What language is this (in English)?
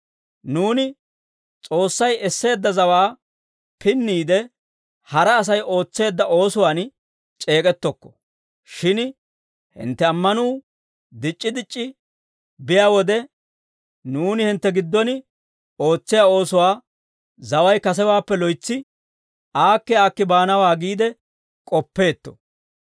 Dawro